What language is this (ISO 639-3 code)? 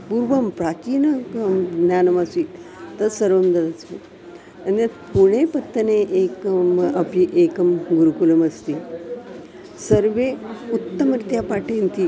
san